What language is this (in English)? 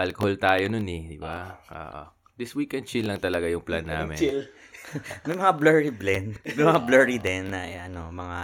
Filipino